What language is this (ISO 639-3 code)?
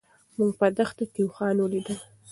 pus